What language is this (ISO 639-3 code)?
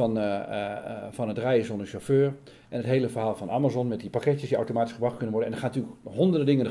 nld